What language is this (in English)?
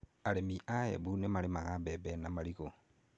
Kikuyu